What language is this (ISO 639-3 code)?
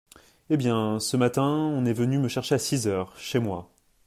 fra